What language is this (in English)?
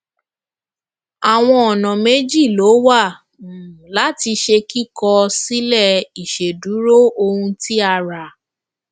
Yoruba